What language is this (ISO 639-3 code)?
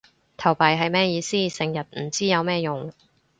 yue